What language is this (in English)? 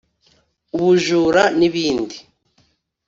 Kinyarwanda